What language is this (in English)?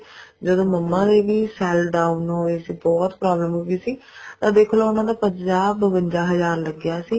Punjabi